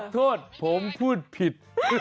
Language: Thai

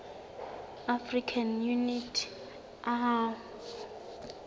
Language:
Southern Sotho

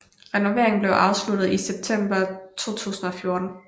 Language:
Danish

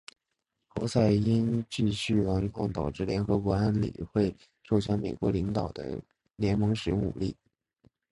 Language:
Chinese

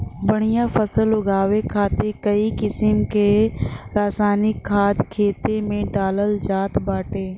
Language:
Bhojpuri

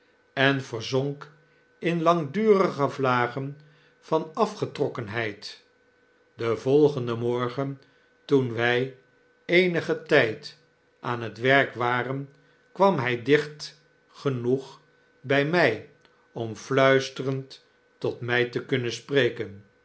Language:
Dutch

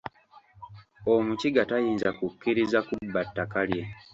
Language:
Ganda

